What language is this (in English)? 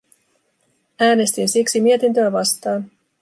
Finnish